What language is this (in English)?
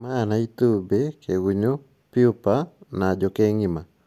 Kikuyu